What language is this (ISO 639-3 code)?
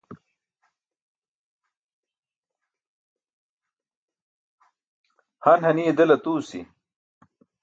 bsk